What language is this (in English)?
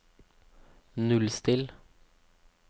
Norwegian